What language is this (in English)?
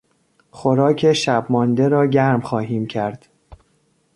Persian